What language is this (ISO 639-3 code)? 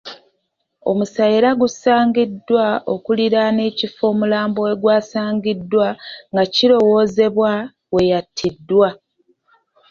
lug